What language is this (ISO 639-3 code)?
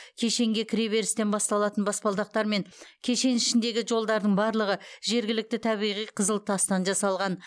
kaz